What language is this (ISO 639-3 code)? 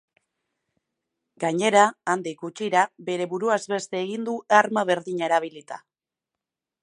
eus